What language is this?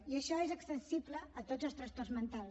Catalan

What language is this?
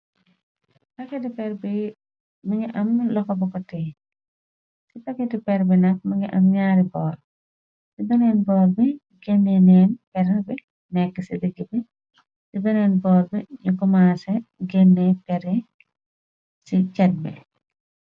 Wolof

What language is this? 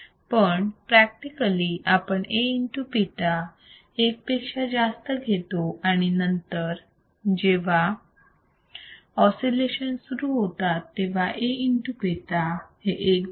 Marathi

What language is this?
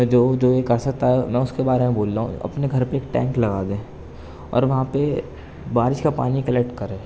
Urdu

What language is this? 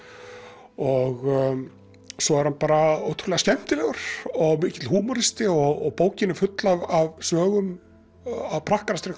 Icelandic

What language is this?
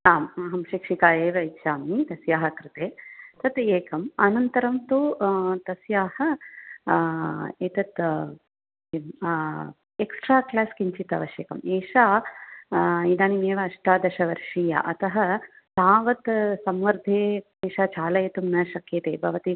Sanskrit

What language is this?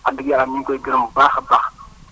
Wolof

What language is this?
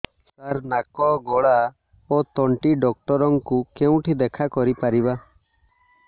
Odia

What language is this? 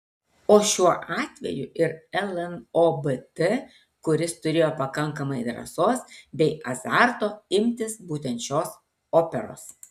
Lithuanian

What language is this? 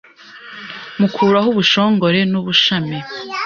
Kinyarwanda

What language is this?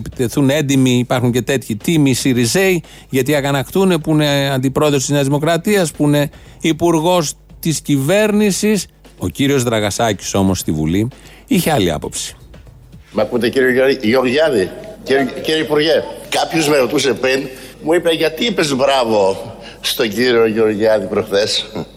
Greek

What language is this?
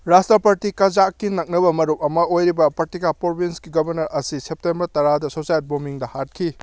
Manipuri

